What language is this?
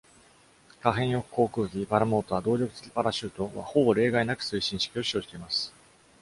Japanese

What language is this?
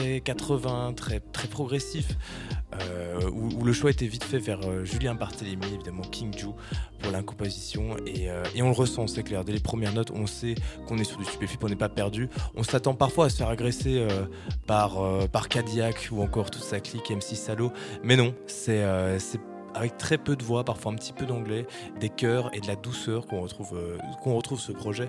French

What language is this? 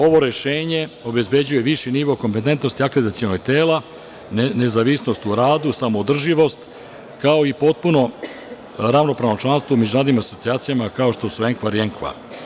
Serbian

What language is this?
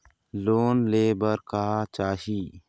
Chhattisgarhi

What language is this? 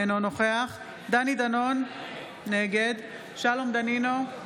Hebrew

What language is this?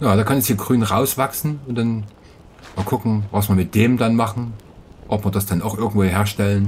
German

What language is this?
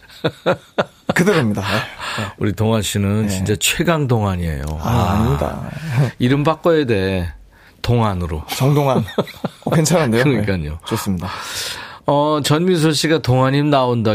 Korean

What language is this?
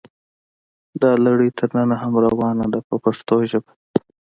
Pashto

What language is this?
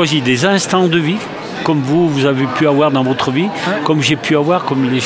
French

